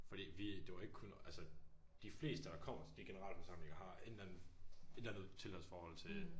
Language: Danish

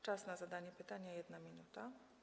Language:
Polish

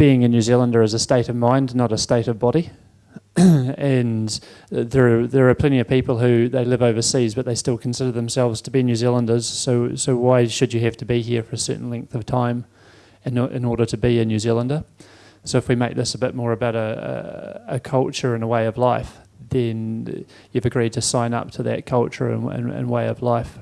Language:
English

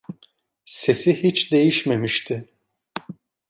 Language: Turkish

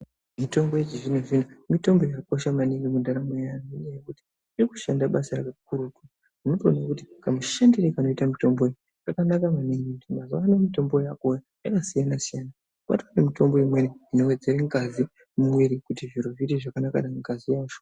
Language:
Ndau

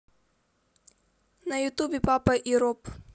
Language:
Russian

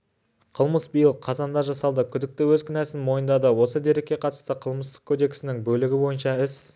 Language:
Kazakh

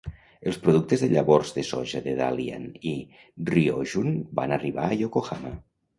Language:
Catalan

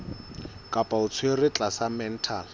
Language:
Southern Sotho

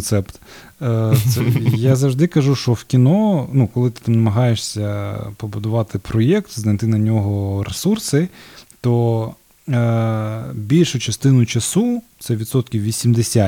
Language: Ukrainian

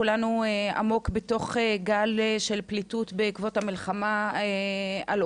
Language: Hebrew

